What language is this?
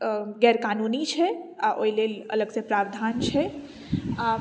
Maithili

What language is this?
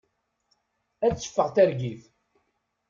Kabyle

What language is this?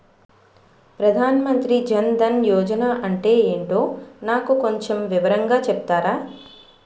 Telugu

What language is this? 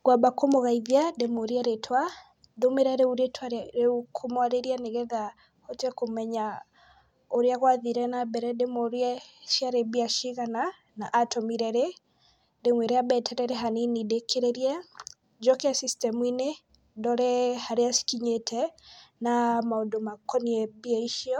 Kikuyu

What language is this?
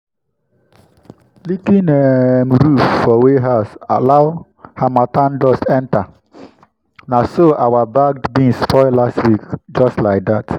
Nigerian Pidgin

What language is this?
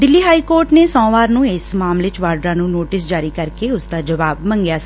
Punjabi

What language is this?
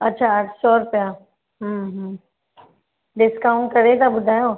Sindhi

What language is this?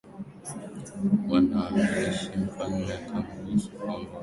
Swahili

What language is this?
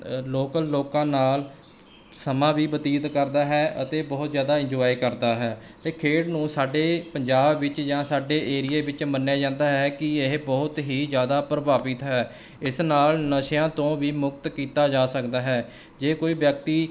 Punjabi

